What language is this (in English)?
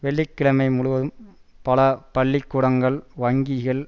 Tamil